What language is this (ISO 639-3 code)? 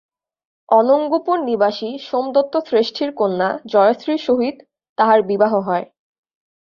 ben